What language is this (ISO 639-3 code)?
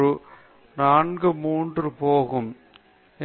tam